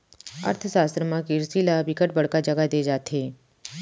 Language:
Chhattisgarhi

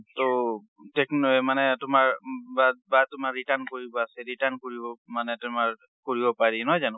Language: Assamese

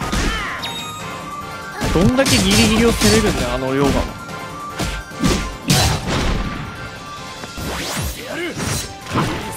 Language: Japanese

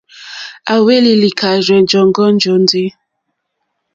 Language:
Mokpwe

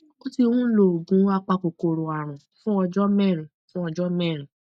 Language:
Yoruba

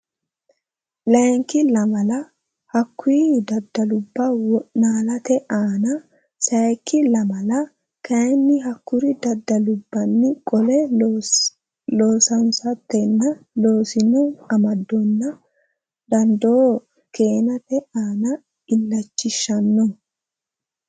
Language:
Sidamo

